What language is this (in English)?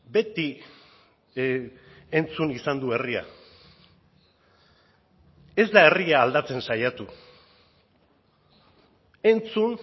Basque